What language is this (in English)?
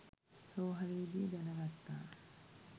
Sinhala